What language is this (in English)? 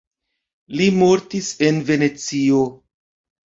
Esperanto